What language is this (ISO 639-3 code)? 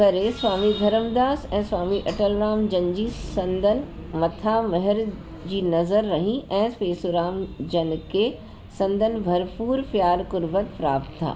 snd